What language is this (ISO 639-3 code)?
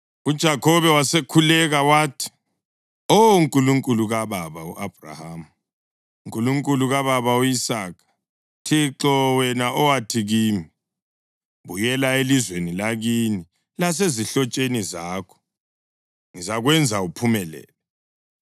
nde